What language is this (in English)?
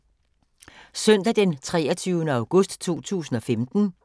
Danish